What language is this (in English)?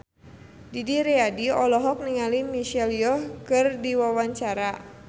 Sundanese